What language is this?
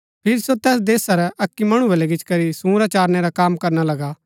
Gaddi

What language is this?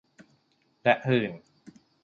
Thai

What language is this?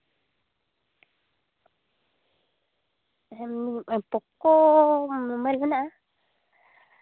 Santali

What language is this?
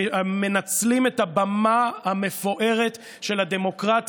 Hebrew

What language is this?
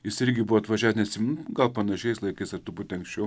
Lithuanian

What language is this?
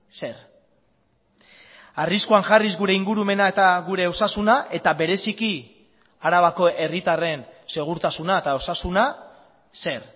Basque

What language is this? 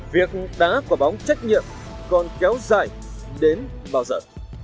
Vietnamese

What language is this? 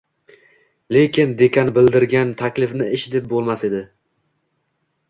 Uzbek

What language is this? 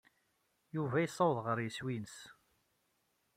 Kabyle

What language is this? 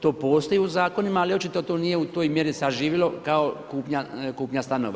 Croatian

